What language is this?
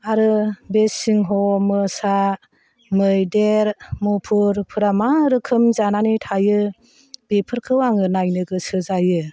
Bodo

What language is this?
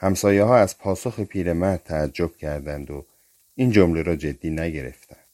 Persian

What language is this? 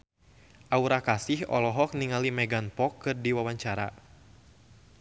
Sundanese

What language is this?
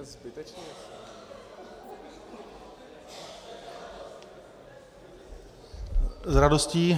Czech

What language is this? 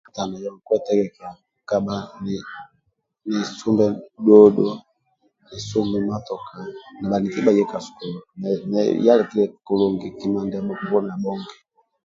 Amba (Uganda)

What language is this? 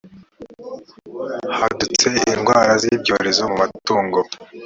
Kinyarwanda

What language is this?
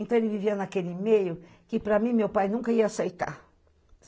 Portuguese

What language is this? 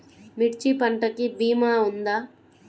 Telugu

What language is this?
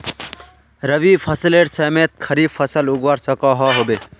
Magahi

